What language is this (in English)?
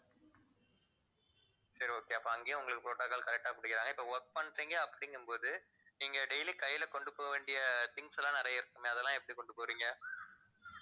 Tamil